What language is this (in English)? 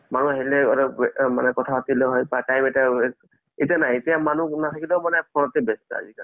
Assamese